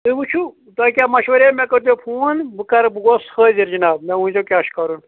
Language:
Kashmiri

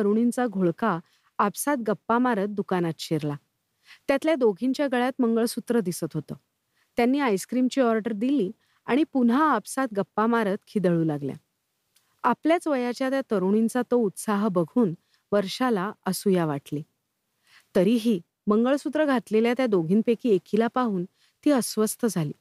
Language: Marathi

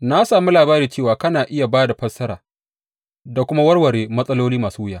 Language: Hausa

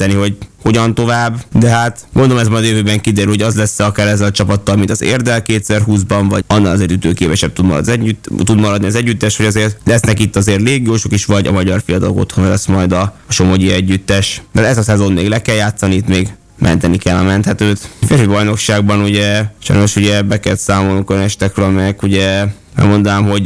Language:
Hungarian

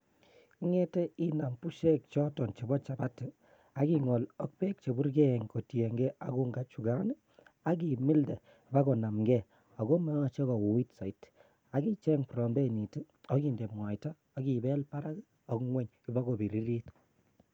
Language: Kalenjin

